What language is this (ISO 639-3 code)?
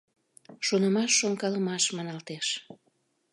chm